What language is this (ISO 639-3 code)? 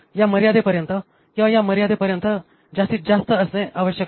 mar